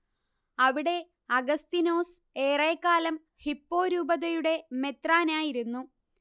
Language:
Malayalam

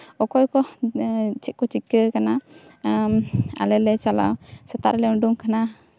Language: Santali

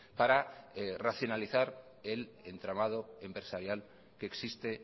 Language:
Spanish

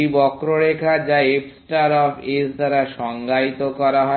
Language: Bangla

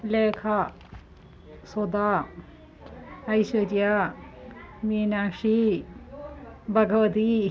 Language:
Sanskrit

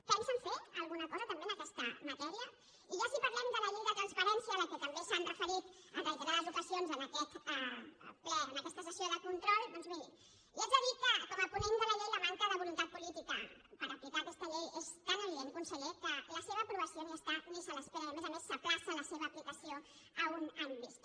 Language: Catalan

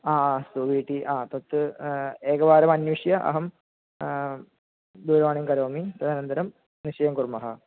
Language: Sanskrit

